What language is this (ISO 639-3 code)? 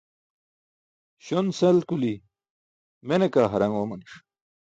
bsk